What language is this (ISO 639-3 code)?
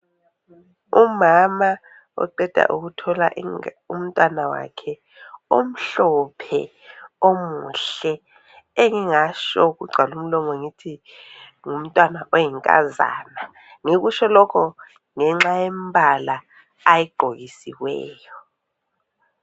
nde